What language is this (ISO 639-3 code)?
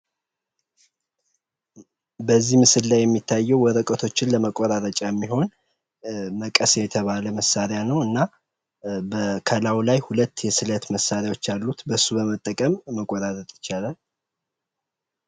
amh